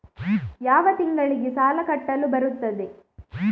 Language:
Kannada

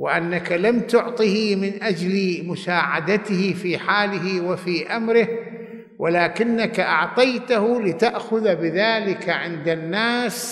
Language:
Arabic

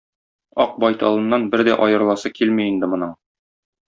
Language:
Tatar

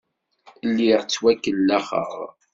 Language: Kabyle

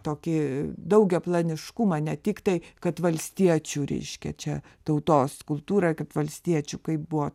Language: Lithuanian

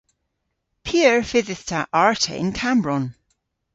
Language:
Cornish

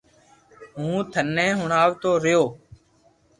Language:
Loarki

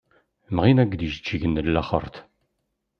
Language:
Kabyle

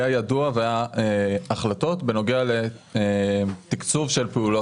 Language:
Hebrew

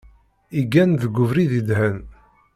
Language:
Kabyle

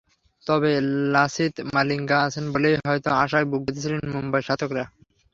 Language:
Bangla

